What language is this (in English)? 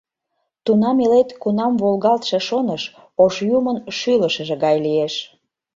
Mari